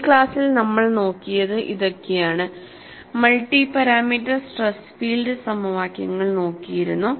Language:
Malayalam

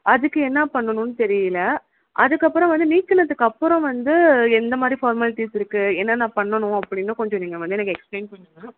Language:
Tamil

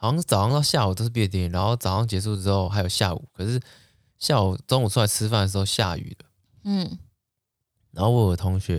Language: Chinese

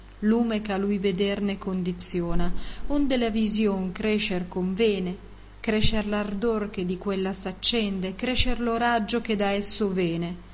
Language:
Italian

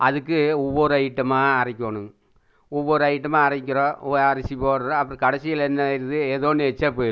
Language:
Tamil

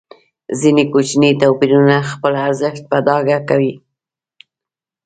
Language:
Pashto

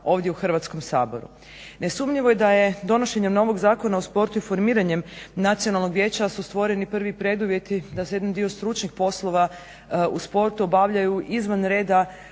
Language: Croatian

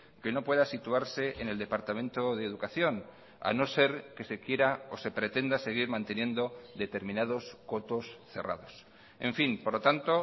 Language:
Spanish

